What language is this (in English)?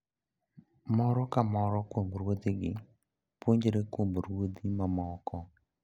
Luo (Kenya and Tanzania)